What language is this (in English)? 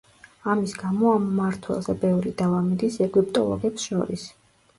Georgian